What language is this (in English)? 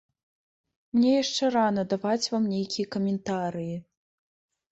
Belarusian